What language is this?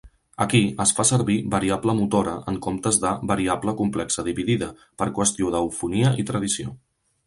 Catalan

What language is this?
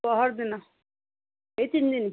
Odia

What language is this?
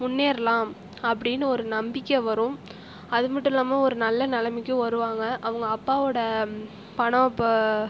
Tamil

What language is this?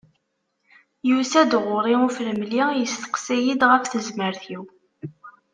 Kabyle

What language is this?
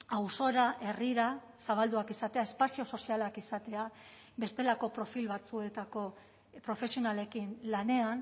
Basque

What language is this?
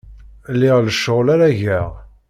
Kabyle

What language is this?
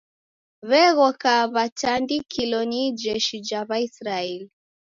Taita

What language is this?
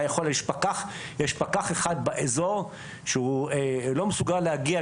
Hebrew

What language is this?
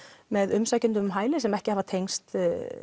Icelandic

